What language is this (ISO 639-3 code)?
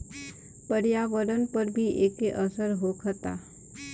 bho